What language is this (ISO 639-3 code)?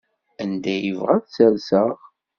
kab